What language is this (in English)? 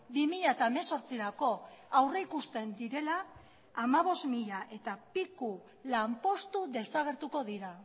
Basque